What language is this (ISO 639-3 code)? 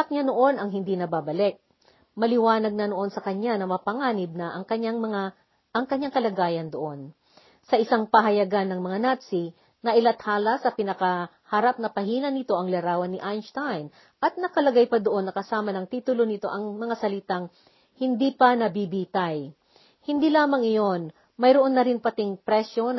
fil